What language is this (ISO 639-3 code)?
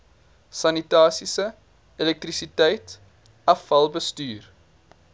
afr